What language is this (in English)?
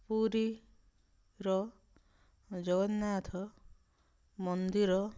Odia